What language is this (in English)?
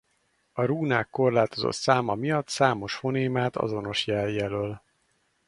Hungarian